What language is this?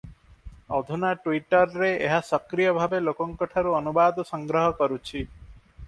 Odia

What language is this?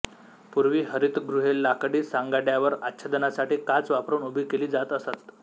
Marathi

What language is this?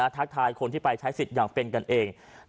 Thai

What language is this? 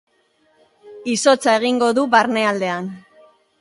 Basque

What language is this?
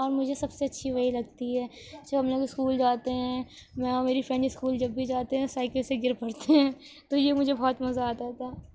Urdu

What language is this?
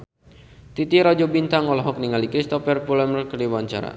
Sundanese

